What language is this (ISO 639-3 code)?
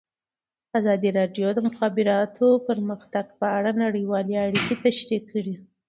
pus